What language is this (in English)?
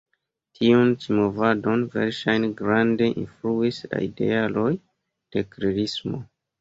Esperanto